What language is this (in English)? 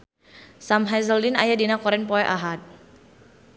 Sundanese